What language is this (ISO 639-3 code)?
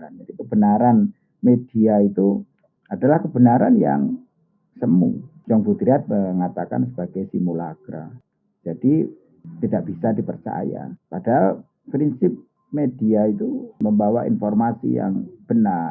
ind